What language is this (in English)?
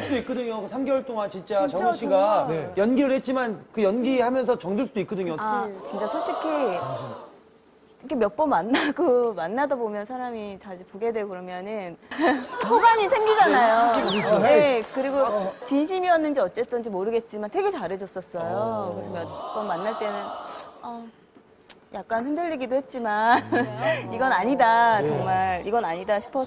Korean